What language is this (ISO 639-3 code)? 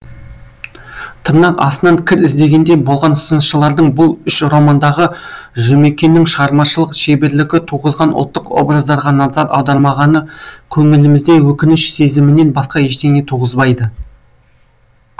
kaz